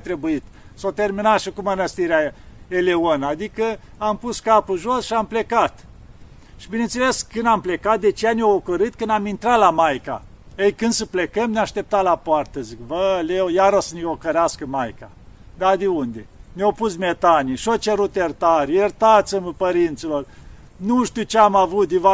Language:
Romanian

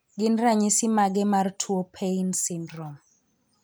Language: Luo (Kenya and Tanzania)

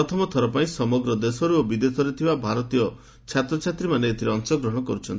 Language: Odia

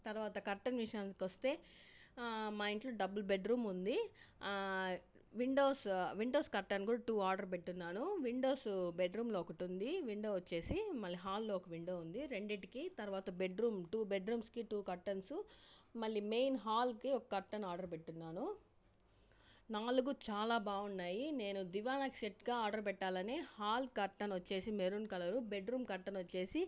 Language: Telugu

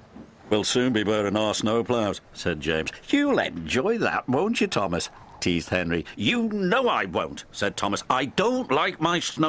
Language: English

